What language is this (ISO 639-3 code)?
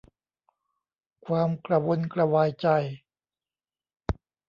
tha